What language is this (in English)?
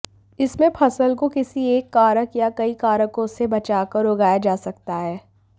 Hindi